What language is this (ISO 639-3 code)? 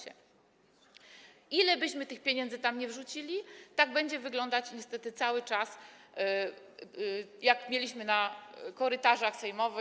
pol